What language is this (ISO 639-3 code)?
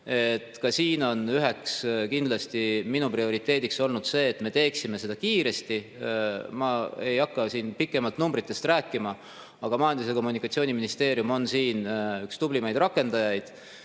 est